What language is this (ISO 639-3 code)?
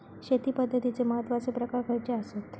mar